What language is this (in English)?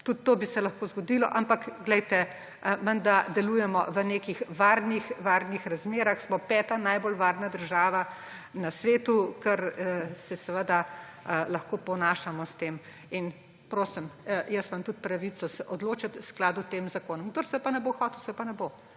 Slovenian